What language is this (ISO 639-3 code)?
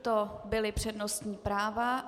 ces